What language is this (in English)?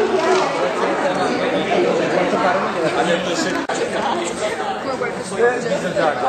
Italian